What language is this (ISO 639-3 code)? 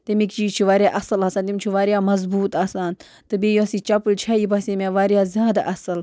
kas